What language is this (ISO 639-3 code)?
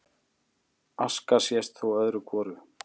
isl